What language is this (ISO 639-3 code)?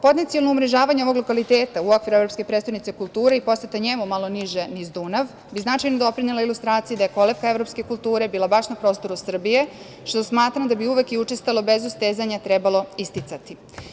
srp